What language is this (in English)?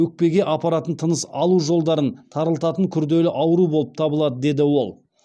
Kazakh